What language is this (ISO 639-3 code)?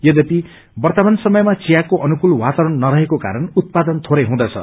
nep